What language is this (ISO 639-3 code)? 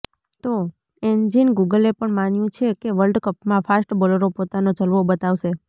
guj